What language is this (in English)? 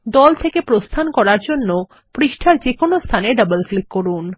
Bangla